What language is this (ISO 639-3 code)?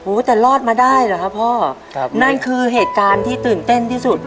tha